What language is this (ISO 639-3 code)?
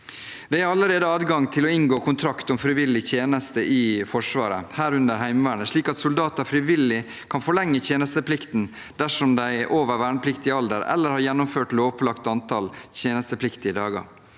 nor